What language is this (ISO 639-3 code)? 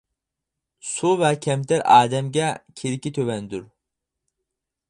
uig